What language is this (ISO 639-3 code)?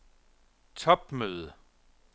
dan